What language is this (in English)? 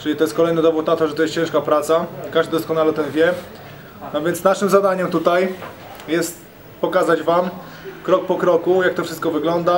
Polish